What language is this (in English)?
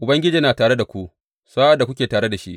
Hausa